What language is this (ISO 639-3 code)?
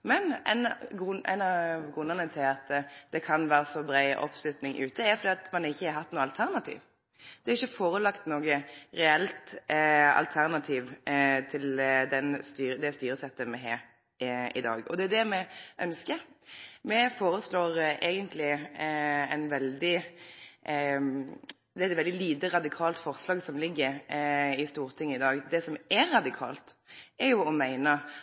nno